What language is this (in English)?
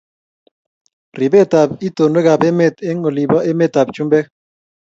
Kalenjin